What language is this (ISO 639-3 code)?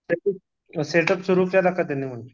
mar